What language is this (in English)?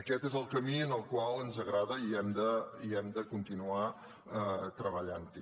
Catalan